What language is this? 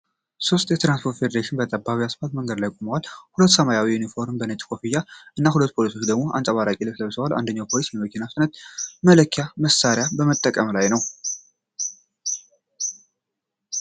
Amharic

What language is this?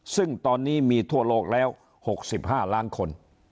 Thai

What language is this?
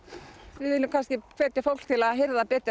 Icelandic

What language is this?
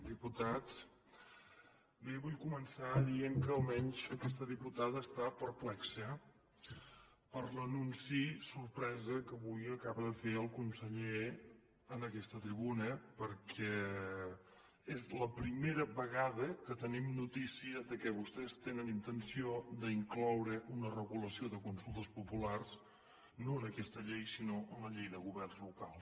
Catalan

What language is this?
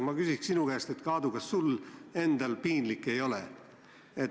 Estonian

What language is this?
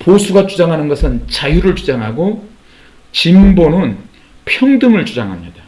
Korean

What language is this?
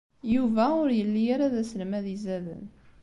Kabyle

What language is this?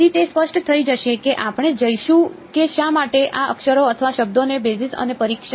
Gujarati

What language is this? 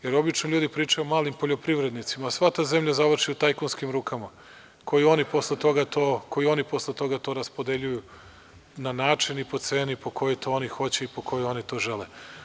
Serbian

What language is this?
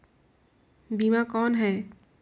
Chhattisgarhi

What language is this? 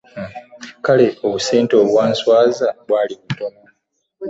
Ganda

